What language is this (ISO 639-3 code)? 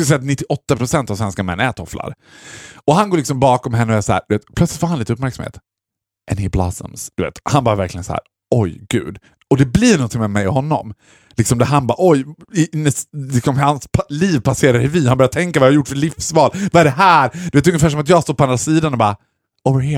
swe